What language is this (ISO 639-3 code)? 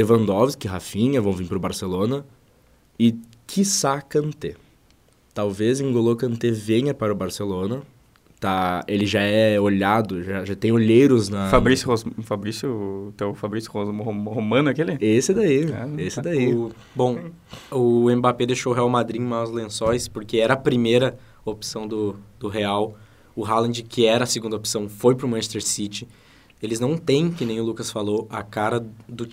por